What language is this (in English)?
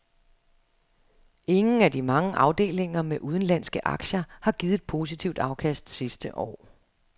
Danish